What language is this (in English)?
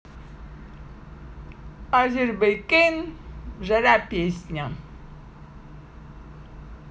Russian